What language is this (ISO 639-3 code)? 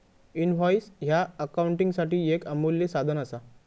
mar